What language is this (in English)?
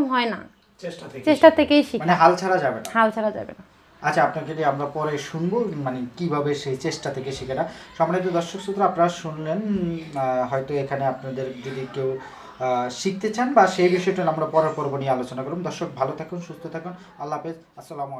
Italian